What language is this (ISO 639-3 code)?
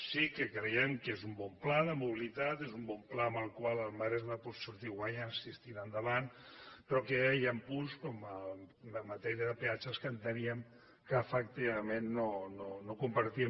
cat